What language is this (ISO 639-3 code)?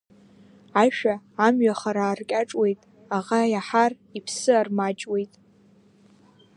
abk